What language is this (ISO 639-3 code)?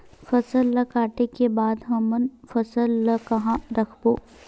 hne